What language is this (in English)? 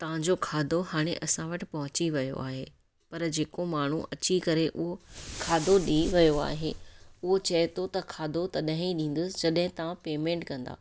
Sindhi